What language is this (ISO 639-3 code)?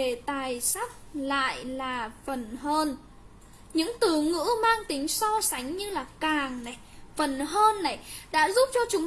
vie